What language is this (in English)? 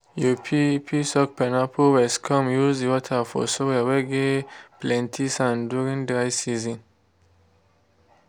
Nigerian Pidgin